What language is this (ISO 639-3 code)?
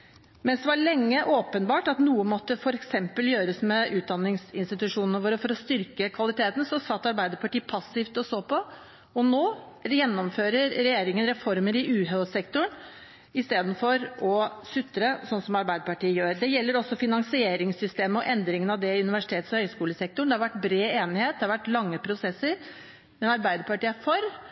nob